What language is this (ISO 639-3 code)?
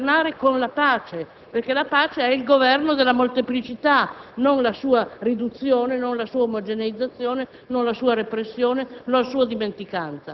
ita